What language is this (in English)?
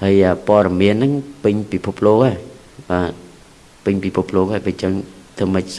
Vietnamese